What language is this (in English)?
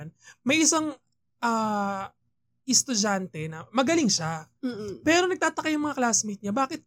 Filipino